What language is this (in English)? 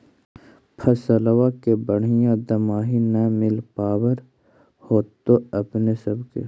Magahi